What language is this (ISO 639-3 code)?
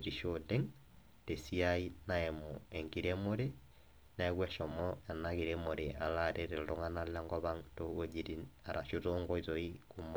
mas